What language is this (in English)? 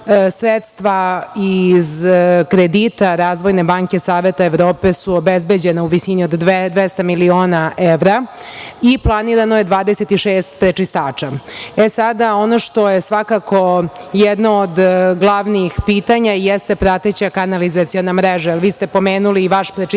Serbian